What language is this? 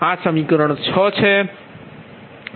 Gujarati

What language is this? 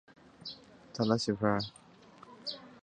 Chinese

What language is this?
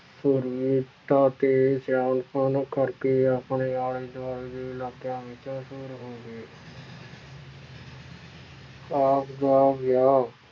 Punjabi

